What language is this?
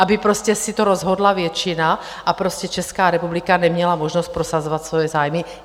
Czech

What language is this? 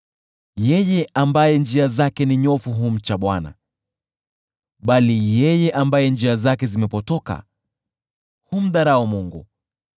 Swahili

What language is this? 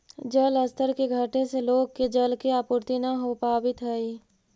Magahi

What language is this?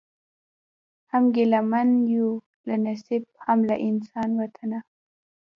Pashto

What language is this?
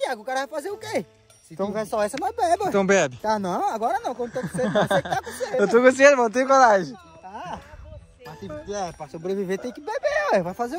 Portuguese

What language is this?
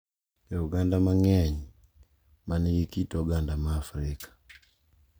Luo (Kenya and Tanzania)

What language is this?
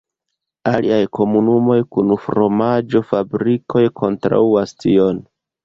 Esperanto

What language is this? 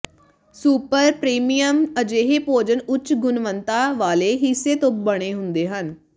Punjabi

